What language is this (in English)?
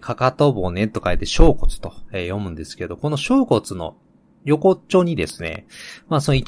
Japanese